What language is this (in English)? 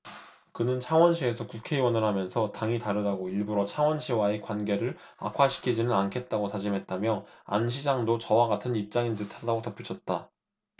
Korean